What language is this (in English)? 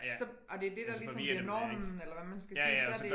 Danish